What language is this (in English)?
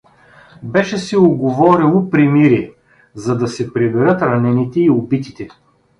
Bulgarian